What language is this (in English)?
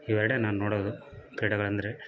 Kannada